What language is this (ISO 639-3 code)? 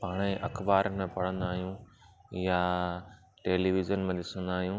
snd